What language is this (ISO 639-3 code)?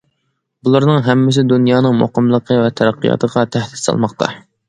uig